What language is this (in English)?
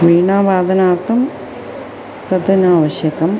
Sanskrit